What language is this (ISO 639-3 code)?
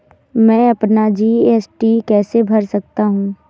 hin